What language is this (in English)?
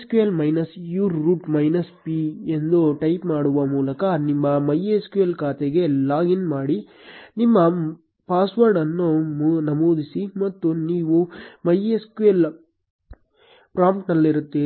Kannada